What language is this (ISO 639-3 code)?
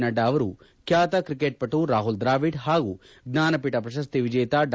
kan